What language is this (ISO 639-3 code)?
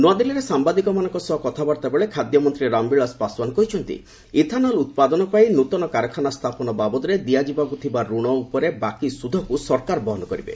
ori